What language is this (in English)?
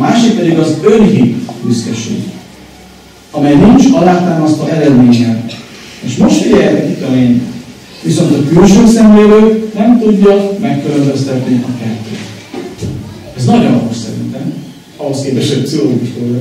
Hungarian